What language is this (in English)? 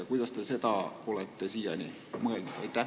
Estonian